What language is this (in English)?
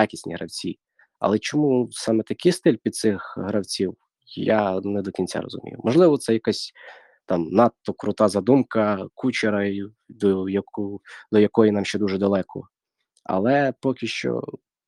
Ukrainian